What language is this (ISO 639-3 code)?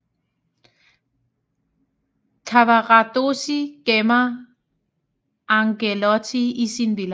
dan